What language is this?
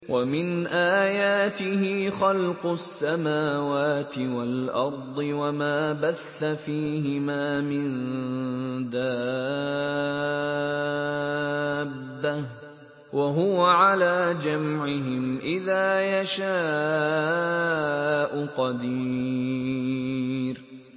Arabic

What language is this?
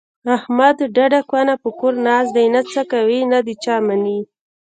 Pashto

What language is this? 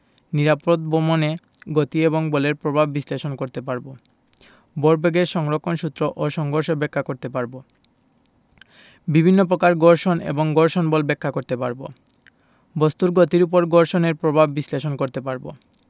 Bangla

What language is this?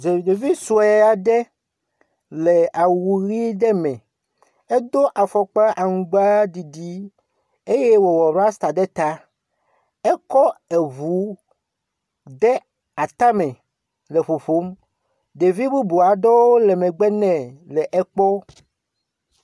Ewe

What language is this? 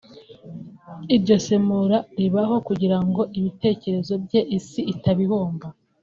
Kinyarwanda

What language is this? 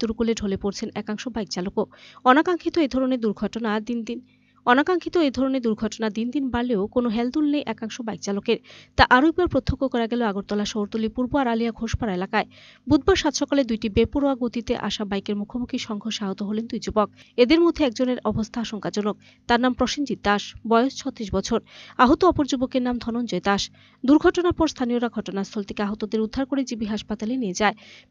Bangla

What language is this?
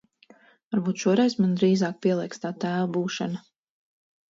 Latvian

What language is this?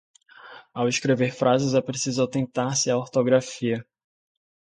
Portuguese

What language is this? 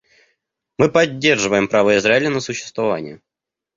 Russian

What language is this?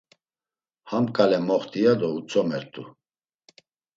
Laz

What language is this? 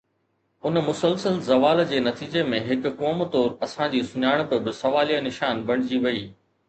Sindhi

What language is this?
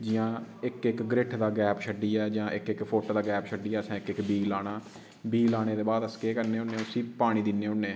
Dogri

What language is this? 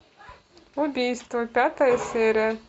Russian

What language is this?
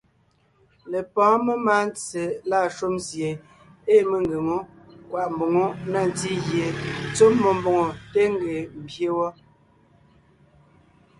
Ngiemboon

